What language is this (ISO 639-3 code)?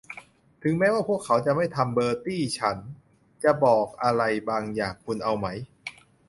tha